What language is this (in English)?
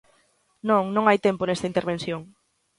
Galician